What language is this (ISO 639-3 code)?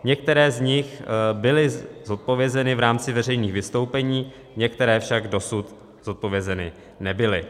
ces